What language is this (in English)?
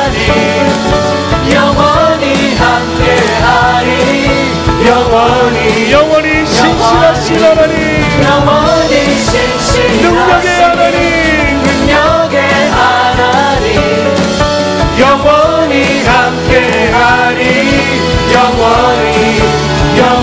Korean